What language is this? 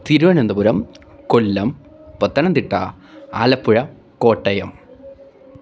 Malayalam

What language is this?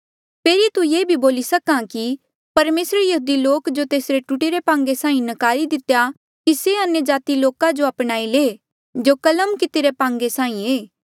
Mandeali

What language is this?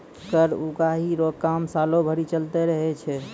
Maithili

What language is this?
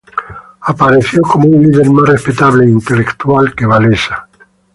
Spanish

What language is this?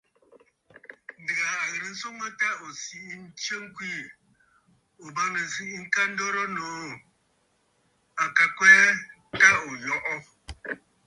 Bafut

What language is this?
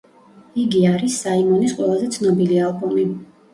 Georgian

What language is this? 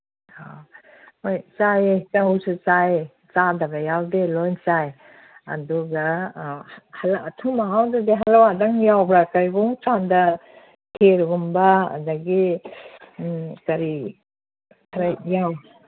Manipuri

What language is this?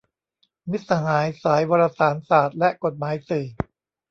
Thai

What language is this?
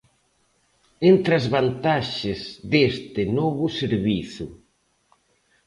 Galician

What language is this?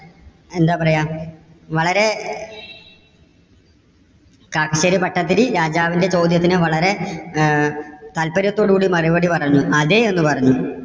Malayalam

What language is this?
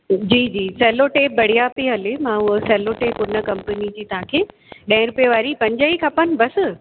Sindhi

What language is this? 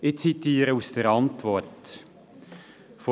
Swiss German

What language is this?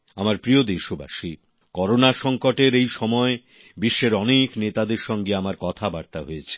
Bangla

